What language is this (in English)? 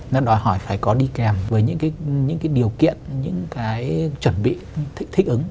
Vietnamese